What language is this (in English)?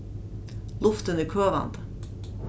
Faroese